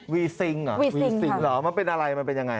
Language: Thai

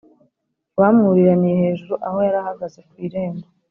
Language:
Kinyarwanda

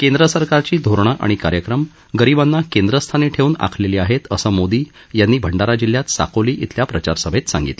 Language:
Marathi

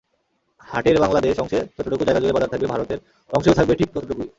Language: Bangla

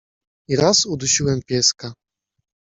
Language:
Polish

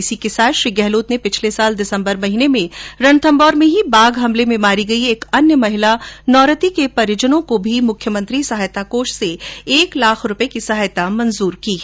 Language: Hindi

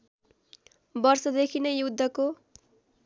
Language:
Nepali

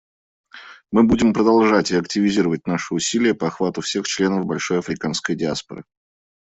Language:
Russian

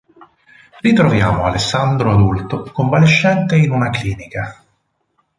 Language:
Italian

